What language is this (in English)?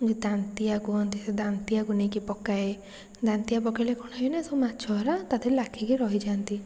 Odia